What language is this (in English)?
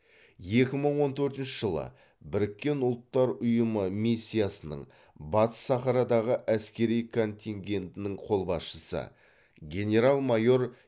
Kazakh